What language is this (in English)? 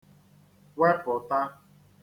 Igbo